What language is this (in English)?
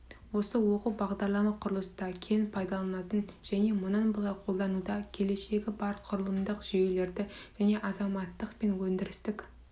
Kazakh